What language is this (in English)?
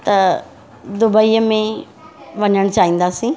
Sindhi